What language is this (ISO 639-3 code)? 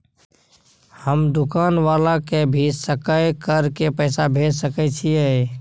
mai